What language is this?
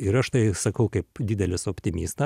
Lithuanian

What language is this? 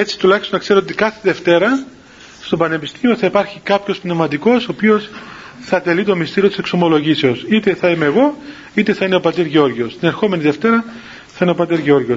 Greek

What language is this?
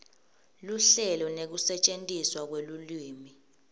Swati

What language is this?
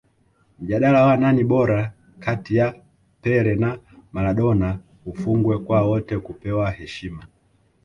Swahili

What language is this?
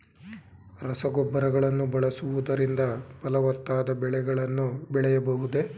Kannada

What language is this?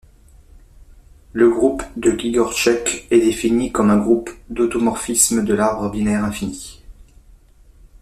French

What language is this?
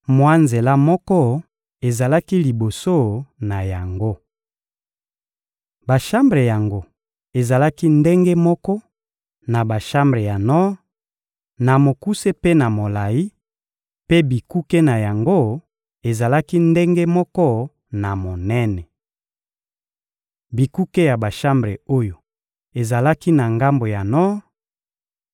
Lingala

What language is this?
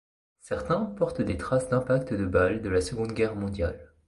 French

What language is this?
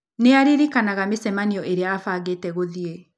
Kikuyu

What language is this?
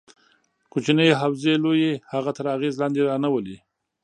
Pashto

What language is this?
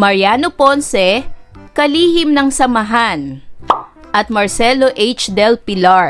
Filipino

